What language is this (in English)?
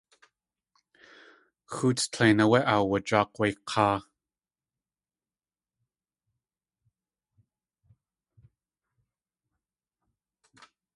Tlingit